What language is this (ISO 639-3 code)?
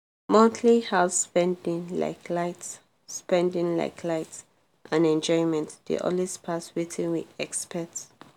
pcm